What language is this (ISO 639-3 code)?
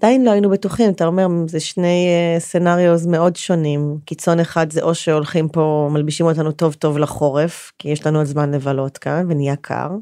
heb